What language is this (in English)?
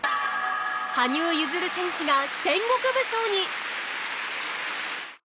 Japanese